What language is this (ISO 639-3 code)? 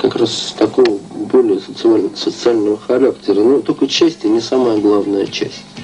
rus